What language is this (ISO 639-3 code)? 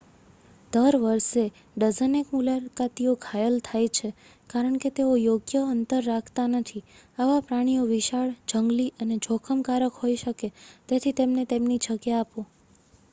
guj